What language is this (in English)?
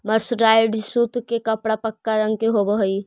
Magahi